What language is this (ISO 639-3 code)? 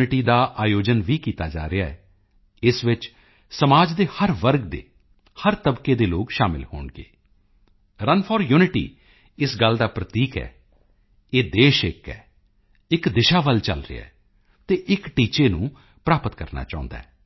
pan